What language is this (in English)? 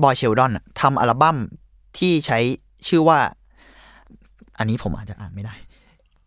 Thai